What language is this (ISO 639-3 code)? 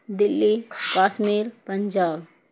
urd